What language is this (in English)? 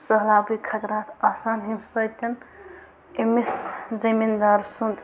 Kashmiri